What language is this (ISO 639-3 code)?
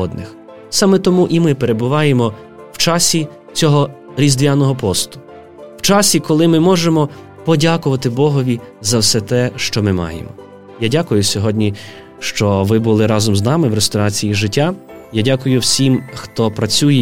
ukr